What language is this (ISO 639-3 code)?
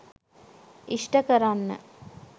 sin